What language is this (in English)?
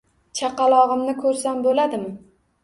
Uzbek